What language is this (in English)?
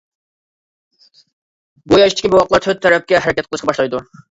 Uyghur